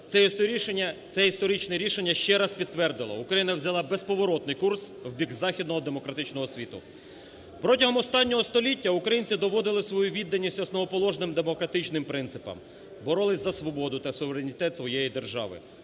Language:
Ukrainian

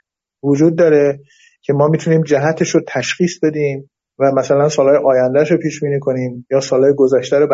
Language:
Persian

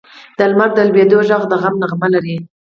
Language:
Pashto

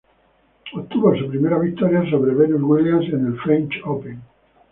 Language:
Spanish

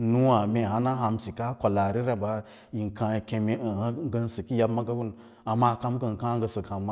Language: Lala-Roba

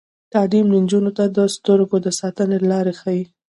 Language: Pashto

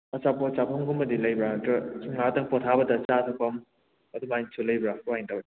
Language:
Manipuri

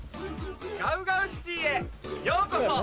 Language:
Japanese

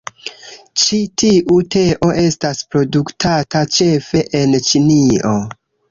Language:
Esperanto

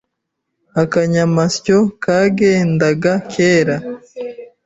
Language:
Kinyarwanda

